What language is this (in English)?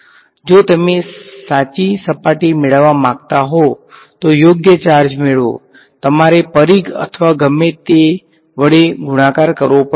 Gujarati